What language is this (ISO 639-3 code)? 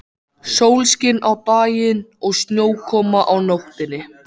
isl